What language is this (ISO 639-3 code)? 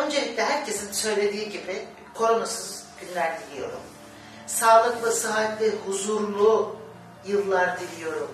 tur